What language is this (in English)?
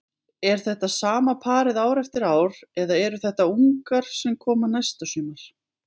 Icelandic